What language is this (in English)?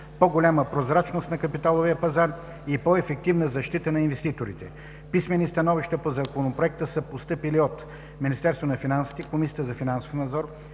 Bulgarian